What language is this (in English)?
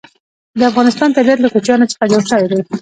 Pashto